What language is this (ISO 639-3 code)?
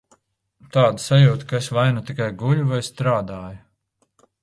lav